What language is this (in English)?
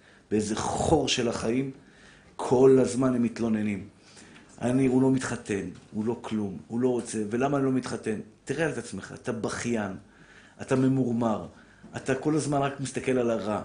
Hebrew